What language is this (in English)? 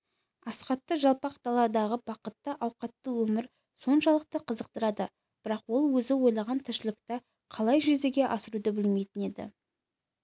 Kazakh